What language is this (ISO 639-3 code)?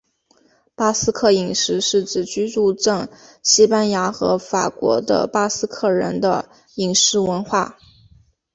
zho